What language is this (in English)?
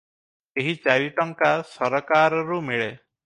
Odia